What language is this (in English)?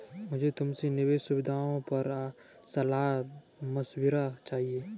Hindi